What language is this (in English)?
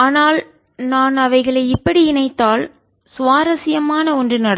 Tamil